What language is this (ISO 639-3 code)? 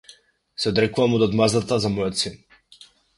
mkd